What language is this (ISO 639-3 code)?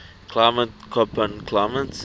eng